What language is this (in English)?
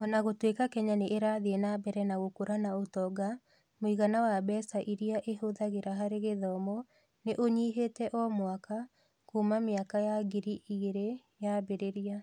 Kikuyu